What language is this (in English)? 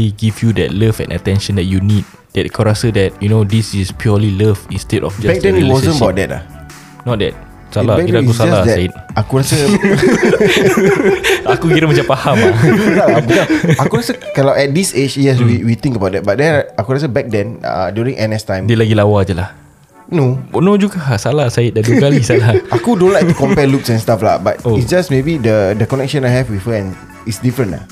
Malay